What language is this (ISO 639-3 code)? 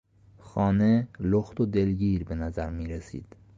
fas